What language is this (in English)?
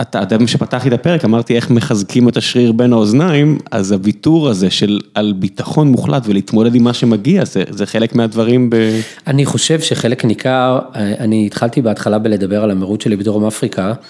Hebrew